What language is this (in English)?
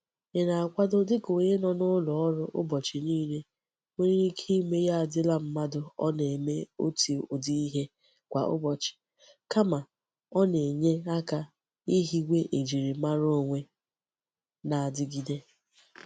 Igbo